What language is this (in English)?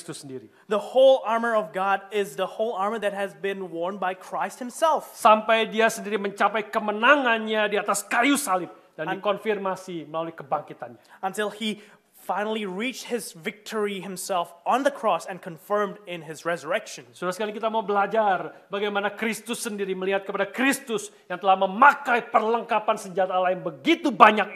Indonesian